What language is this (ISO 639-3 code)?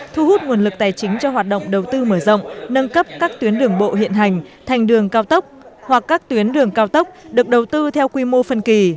vie